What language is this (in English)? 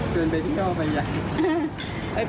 Thai